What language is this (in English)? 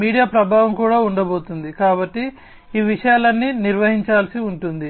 Telugu